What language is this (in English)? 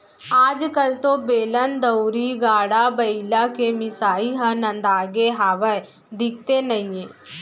Chhattisgarhi